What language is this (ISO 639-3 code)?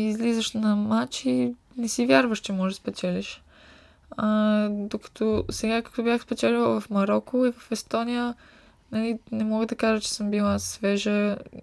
bul